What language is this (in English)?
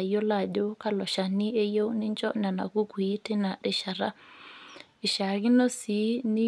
Masai